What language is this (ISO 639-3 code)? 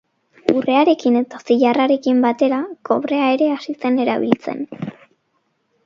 eus